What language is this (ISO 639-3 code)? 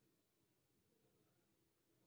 kan